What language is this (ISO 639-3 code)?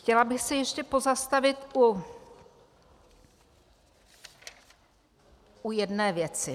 ces